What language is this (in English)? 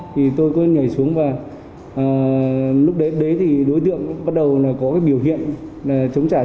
Vietnamese